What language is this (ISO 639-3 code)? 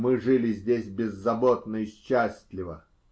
rus